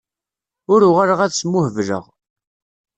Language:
Kabyle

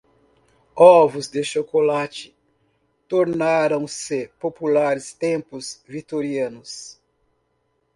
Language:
Portuguese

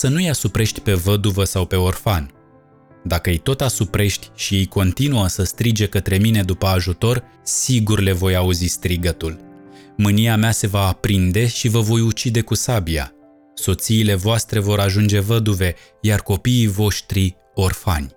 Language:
Romanian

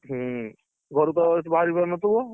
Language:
Odia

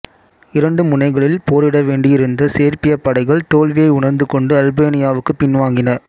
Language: Tamil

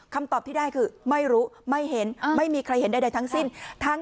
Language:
Thai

